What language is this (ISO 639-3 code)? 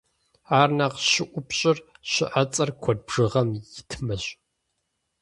kbd